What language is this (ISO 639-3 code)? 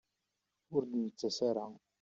kab